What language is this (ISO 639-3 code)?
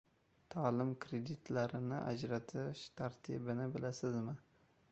uzb